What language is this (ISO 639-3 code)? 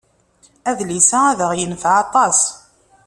kab